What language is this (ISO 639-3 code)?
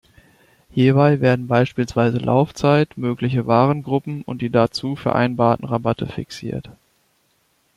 deu